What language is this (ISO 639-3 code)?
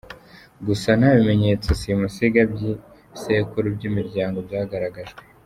kin